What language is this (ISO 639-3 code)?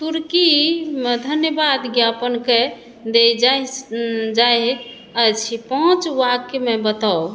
mai